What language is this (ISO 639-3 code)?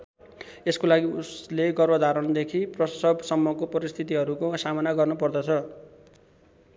nep